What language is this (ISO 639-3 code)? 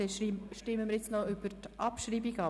gsw